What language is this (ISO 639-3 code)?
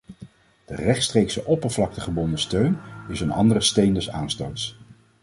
nld